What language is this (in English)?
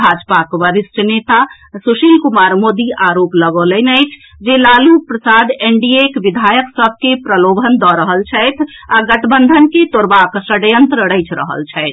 Maithili